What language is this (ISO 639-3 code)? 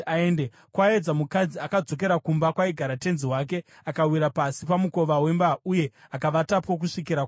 sna